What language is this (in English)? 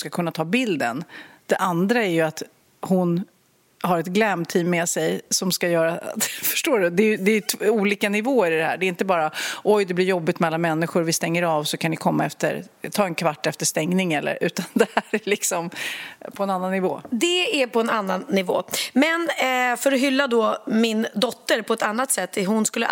Swedish